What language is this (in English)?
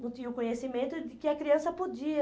Portuguese